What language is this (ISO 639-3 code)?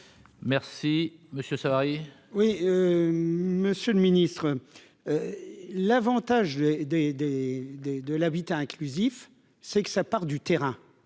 fra